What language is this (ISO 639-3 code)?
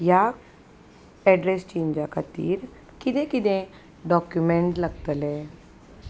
kok